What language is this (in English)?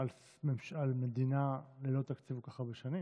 Hebrew